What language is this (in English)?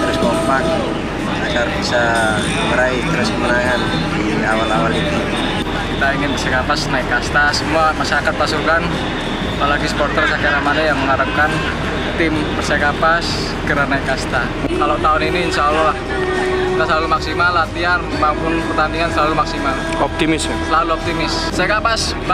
Indonesian